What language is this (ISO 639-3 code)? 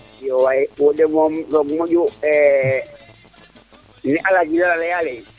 srr